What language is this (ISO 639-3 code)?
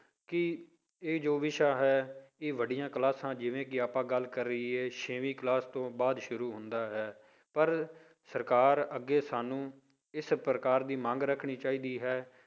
pan